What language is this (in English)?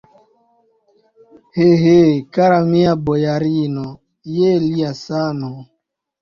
Esperanto